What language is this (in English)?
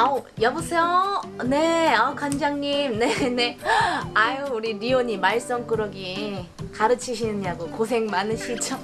Korean